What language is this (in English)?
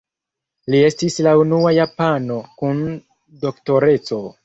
Esperanto